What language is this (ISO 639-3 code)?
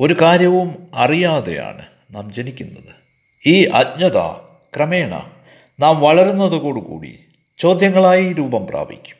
mal